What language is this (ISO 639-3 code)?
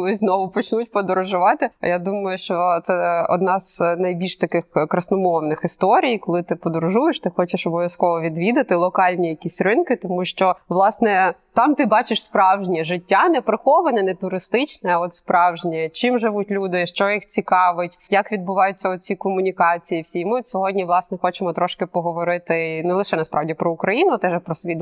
ukr